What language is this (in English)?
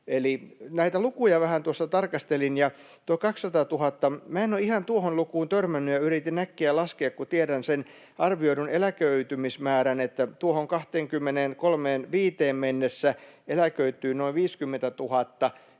Finnish